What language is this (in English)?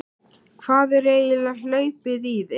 Icelandic